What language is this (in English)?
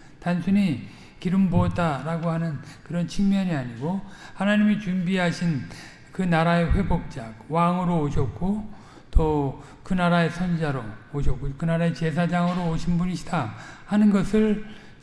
Korean